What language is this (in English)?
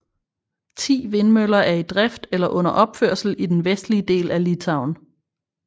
Danish